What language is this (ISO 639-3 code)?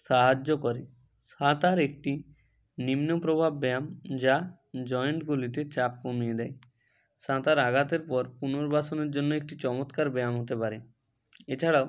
ben